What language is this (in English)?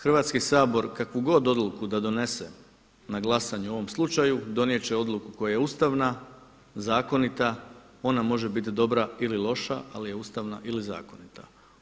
Croatian